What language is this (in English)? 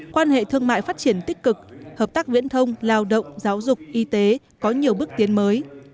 Vietnamese